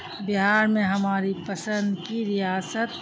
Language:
Urdu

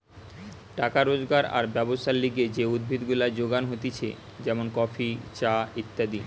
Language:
Bangla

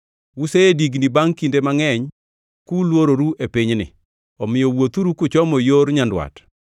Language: Luo (Kenya and Tanzania)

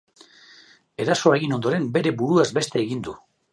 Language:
Basque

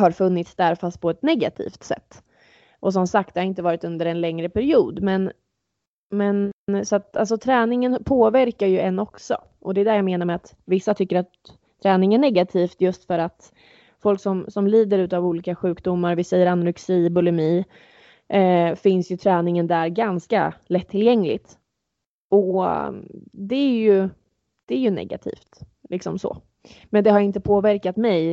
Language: Swedish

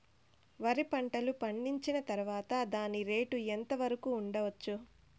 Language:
Telugu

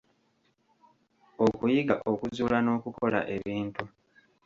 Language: Ganda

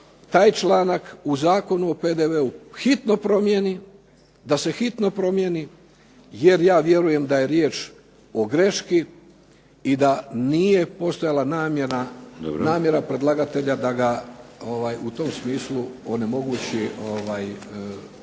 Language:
Croatian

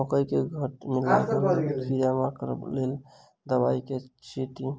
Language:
Maithili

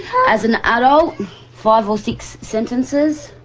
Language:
English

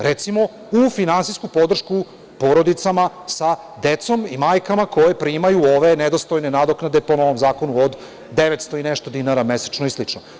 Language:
Serbian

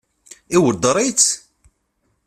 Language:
Kabyle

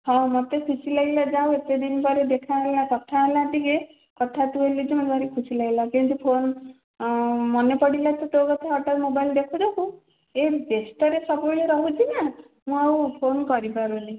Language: Odia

